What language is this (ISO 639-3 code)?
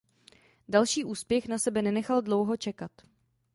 ces